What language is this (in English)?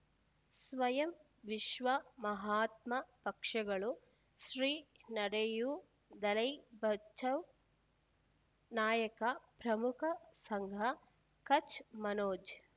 Kannada